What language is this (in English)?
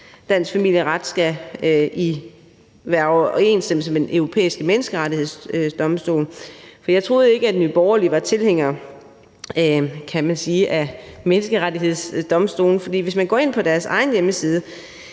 Danish